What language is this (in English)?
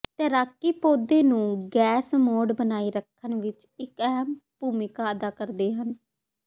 Punjabi